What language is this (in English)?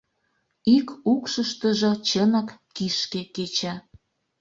Mari